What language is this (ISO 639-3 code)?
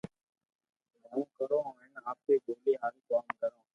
lrk